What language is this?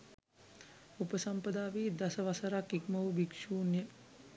Sinhala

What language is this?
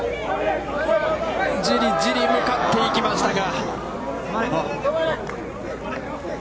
Japanese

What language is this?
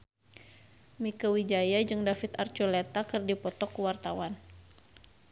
Sundanese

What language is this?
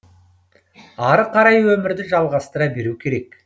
Kazakh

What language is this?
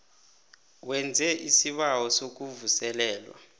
South Ndebele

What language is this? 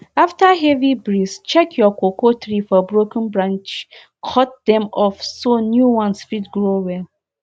Nigerian Pidgin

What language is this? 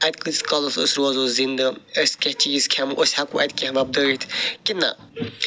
Kashmiri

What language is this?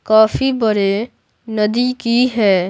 Hindi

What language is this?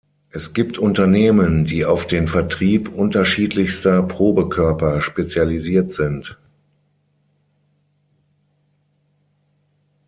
German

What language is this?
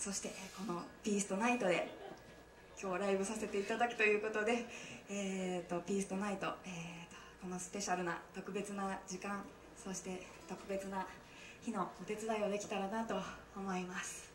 Japanese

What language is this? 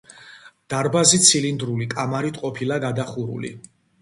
Georgian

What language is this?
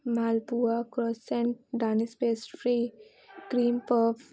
Urdu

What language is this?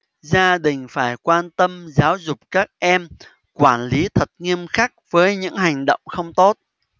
Vietnamese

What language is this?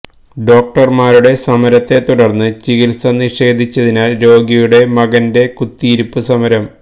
Malayalam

